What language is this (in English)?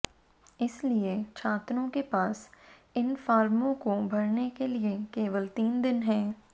Hindi